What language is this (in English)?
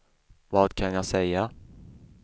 Swedish